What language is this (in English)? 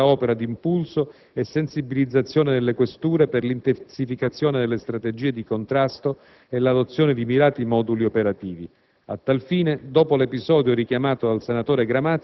Italian